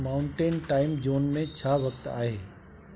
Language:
Sindhi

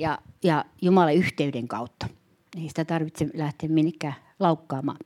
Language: Finnish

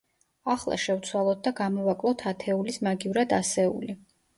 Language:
Georgian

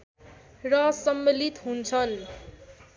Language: Nepali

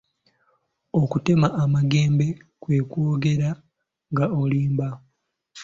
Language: Ganda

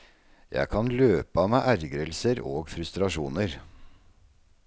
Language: Norwegian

